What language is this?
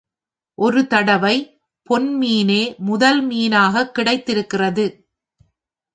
Tamil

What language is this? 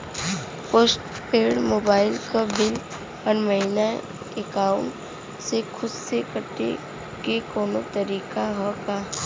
Bhojpuri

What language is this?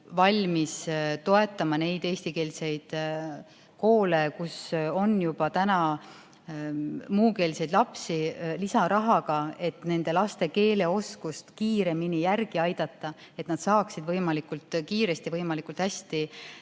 Estonian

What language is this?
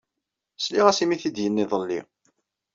Kabyle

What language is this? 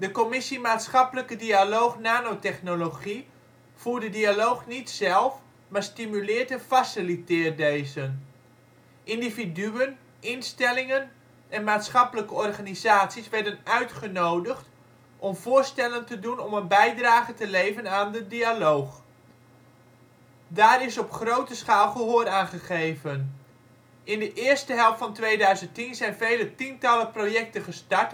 Dutch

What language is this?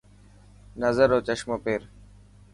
Dhatki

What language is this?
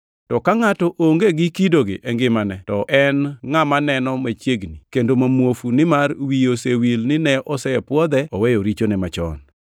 Luo (Kenya and Tanzania)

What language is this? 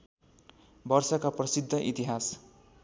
Nepali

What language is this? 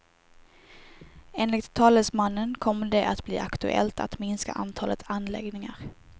Swedish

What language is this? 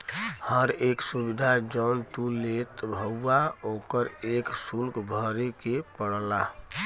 Bhojpuri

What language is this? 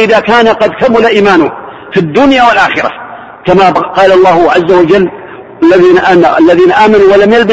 Arabic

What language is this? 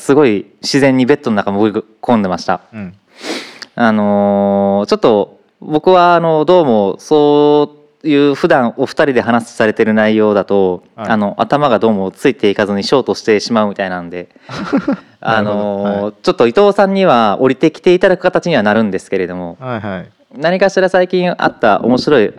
Japanese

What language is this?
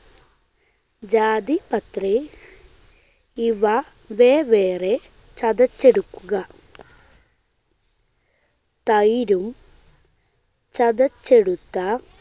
Malayalam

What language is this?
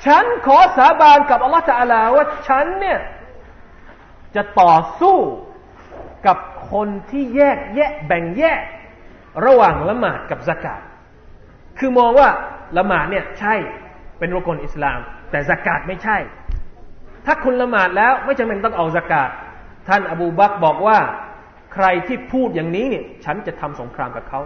Thai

